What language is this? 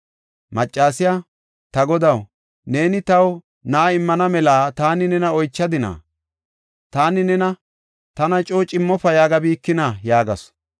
Gofa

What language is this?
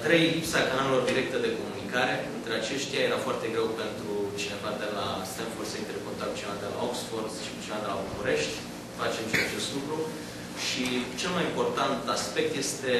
Romanian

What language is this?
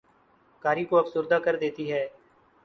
Urdu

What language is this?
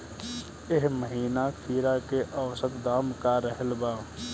Bhojpuri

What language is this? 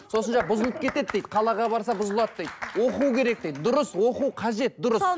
Kazakh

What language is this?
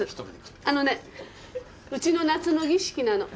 Japanese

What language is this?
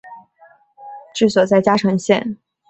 Chinese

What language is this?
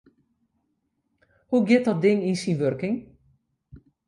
Western Frisian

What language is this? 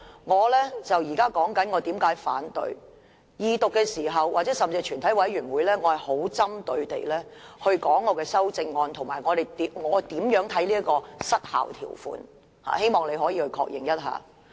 Cantonese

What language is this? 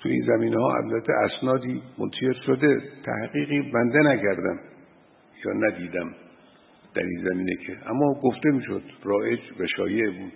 Persian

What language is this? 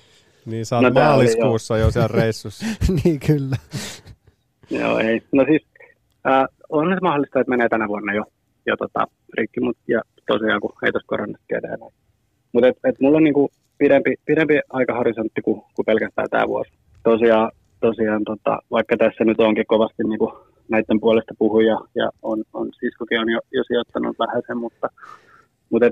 Finnish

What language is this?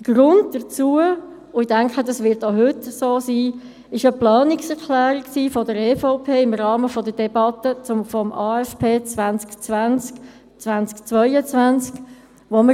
Swiss German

